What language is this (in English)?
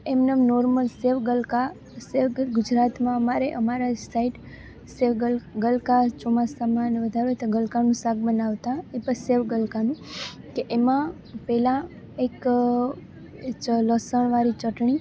Gujarati